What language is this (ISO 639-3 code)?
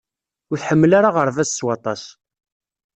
kab